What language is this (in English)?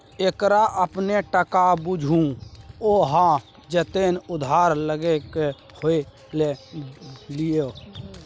Maithili